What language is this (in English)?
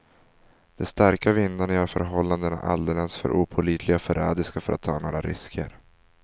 Swedish